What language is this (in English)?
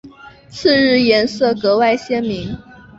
Chinese